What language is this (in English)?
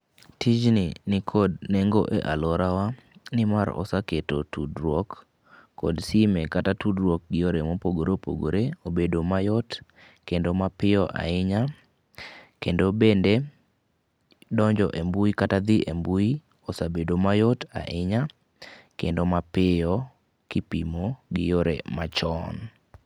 Luo (Kenya and Tanzania)